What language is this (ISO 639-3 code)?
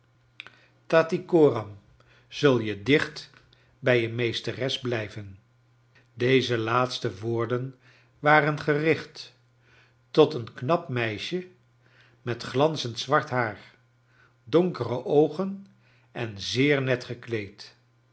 nld